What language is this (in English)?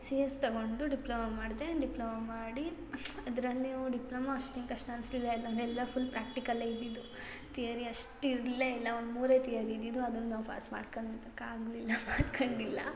Kannada